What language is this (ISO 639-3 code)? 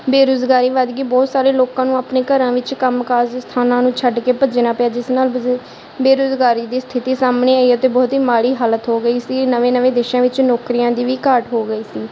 pan